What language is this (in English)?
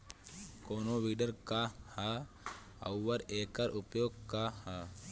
Bhojpuri